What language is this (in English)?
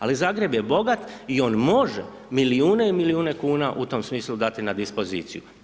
Croatian